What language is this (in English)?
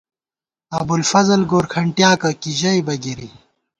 Gawar-Bati